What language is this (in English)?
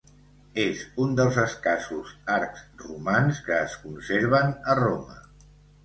Catalan